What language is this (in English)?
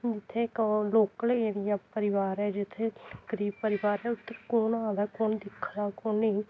Dogri